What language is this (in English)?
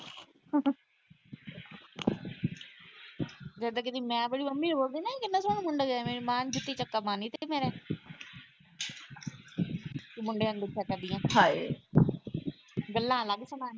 Punjabi